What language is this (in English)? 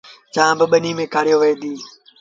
Sindhi Bhil